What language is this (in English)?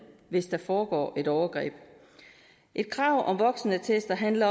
Danish